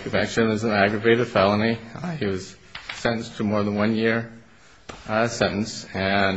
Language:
English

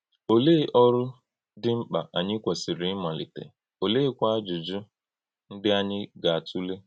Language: Igbo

